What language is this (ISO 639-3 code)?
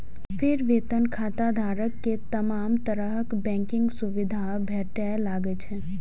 mai